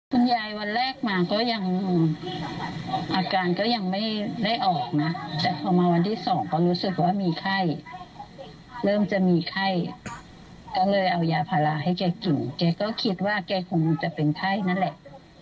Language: Thai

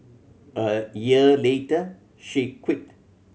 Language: English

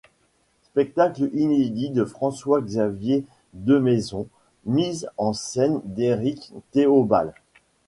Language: French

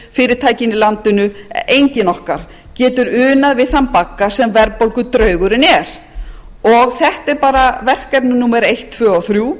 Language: Icelandic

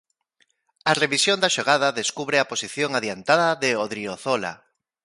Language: Galician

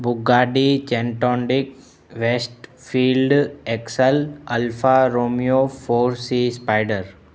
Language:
Sindhi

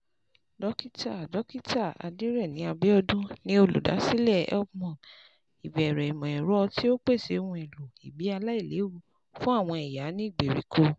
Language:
Yoruba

